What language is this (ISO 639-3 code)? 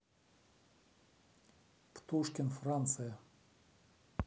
rus